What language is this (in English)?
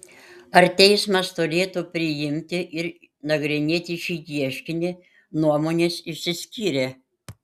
Lithuanian